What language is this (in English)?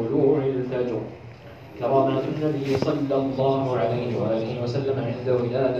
Arabic